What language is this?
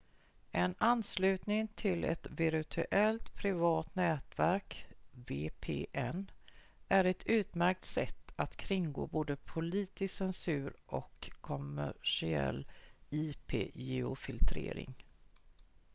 Swedish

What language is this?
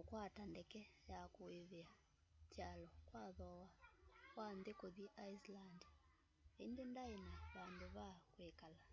Kamba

